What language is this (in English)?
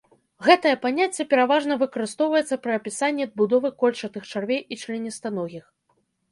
Belarusian